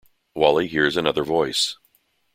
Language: English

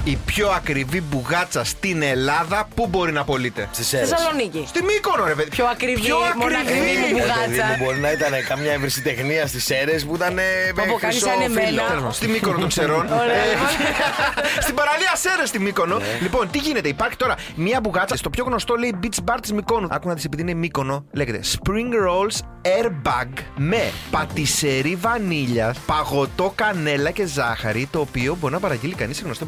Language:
Greek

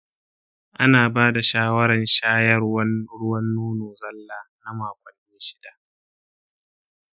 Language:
Hausa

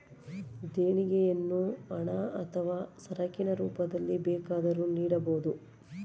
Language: Kannada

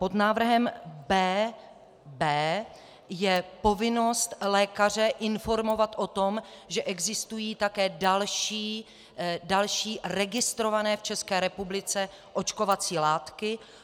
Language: Czech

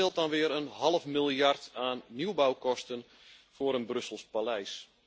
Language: Dutch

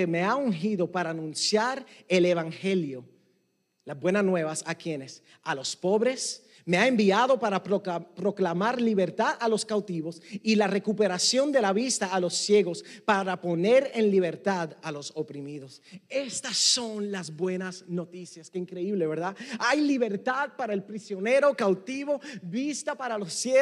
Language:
Spanish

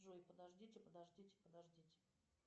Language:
Russian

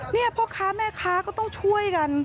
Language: Thai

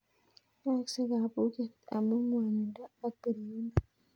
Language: Kalenjin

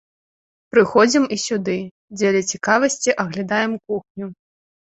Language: Belarusian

